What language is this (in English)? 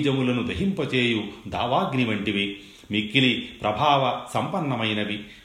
Telugu